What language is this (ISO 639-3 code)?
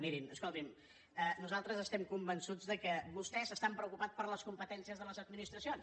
cat